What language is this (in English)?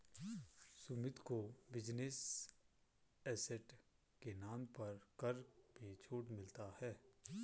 Hindi